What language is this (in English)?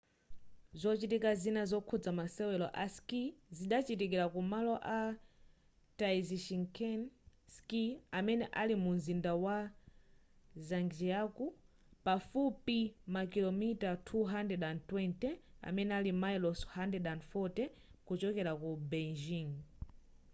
Nyanja